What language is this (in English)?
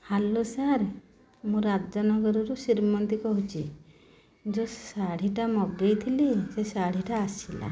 Odia